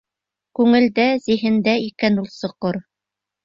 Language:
Bashkir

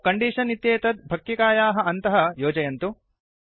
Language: Sanskrit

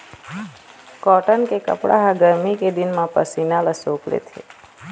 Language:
Chhattisgarhi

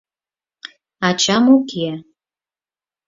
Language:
Mari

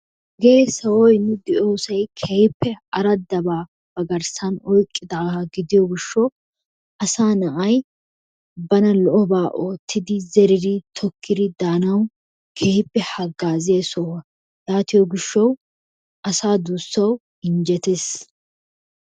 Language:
Wolaytta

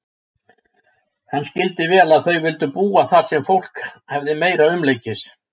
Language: Icelandic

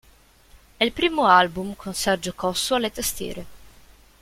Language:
Italian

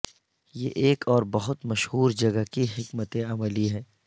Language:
Urdu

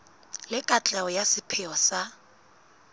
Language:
Southern Sotho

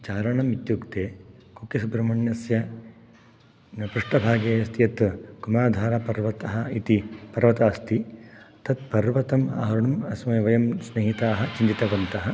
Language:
Sanskrit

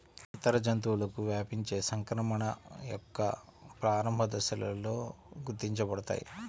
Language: Telugu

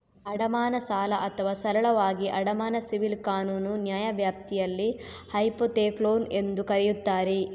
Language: Kannada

